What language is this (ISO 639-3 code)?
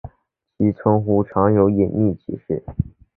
zho